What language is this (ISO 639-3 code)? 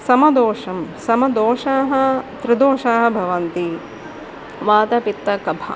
san